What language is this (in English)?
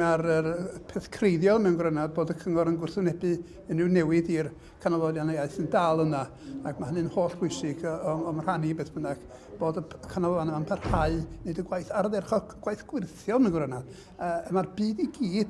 Dutch